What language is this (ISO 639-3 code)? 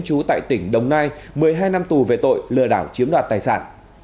vie